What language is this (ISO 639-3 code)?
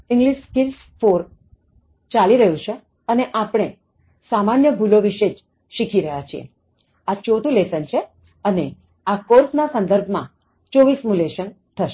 guj